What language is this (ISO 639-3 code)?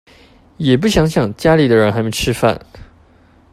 zho